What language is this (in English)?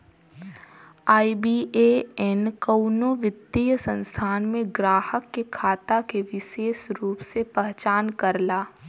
Bhojpuri